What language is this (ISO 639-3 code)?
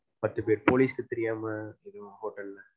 tam